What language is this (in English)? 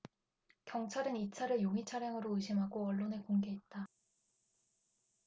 Korean